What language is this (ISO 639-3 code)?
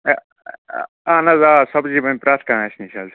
kas